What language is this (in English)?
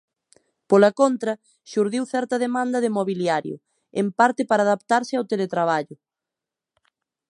Galician